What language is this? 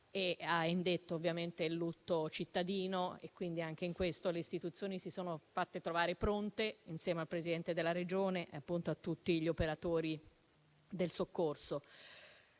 Italian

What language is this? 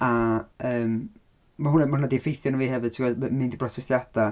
Welsh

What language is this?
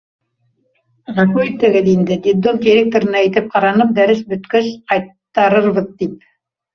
Bashkir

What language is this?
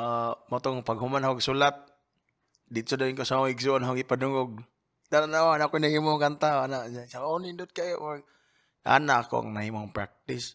Filipino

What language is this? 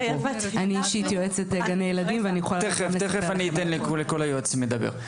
Hebrew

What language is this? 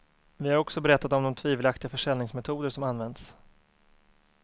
Swedish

